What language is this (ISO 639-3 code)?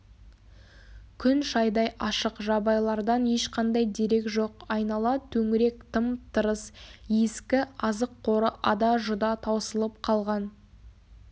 kaz